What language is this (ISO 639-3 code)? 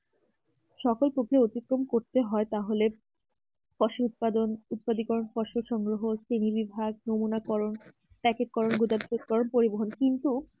ben